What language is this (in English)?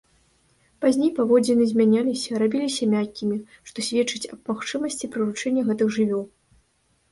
Belarusian